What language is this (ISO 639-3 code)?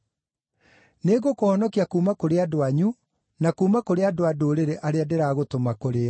kik